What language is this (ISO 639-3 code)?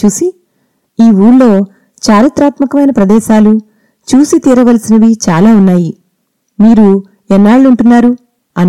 tel